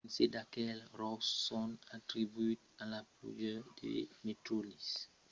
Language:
Occitan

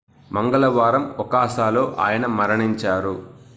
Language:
Telugu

